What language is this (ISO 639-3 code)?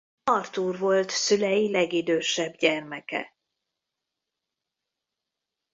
hun